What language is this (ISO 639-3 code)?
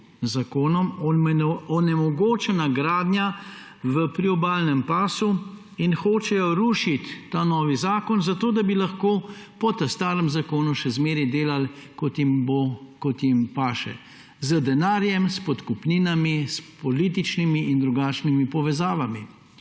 slv